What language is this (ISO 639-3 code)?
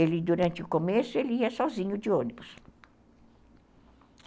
por